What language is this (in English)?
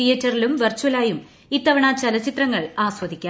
Malayalam